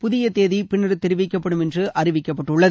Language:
Tamil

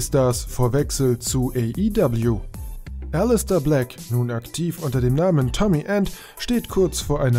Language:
German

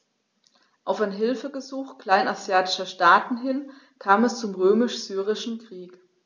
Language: German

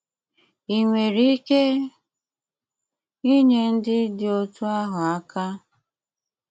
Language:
Igbo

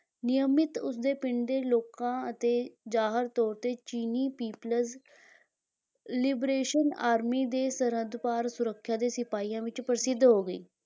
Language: Punjabi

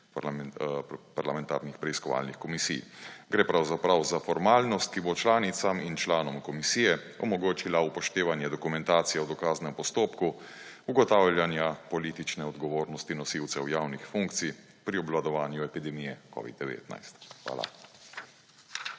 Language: Slovenian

